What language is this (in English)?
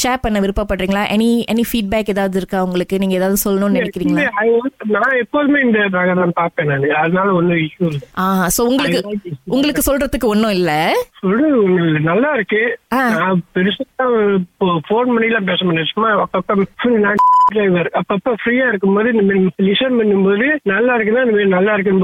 Tamil